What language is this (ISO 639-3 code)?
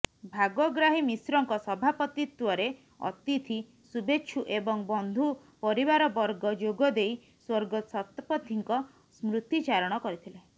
ori